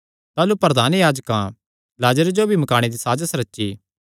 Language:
Kangri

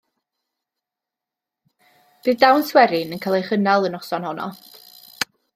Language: Welsh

